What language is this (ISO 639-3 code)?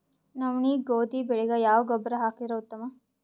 kan